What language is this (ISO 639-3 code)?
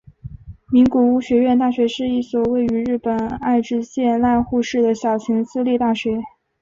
zho